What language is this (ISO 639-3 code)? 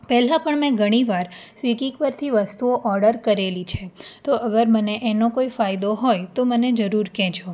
guj